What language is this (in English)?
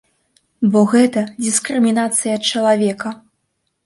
Belarusian